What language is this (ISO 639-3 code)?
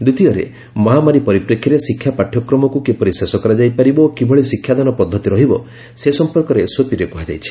ori